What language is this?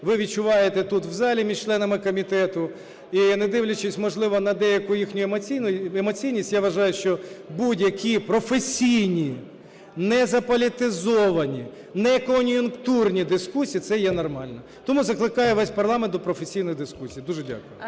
Ukrainian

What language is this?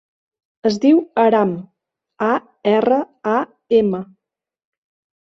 Catalan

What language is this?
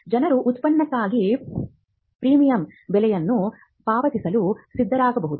Kannada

